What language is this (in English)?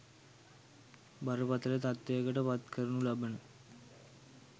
Sinhala